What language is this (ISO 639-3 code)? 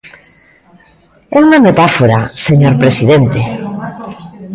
glg